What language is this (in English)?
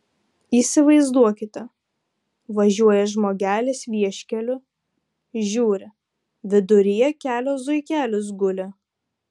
Lithuanian